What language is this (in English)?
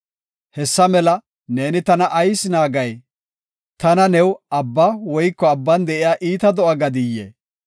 Gofa